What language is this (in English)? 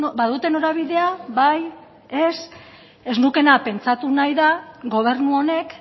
Basque